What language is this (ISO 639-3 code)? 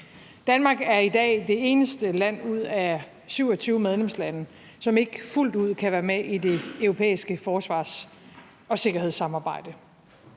dan